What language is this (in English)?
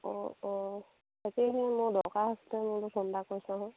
Assamese